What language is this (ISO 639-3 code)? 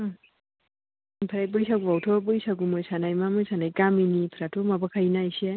brx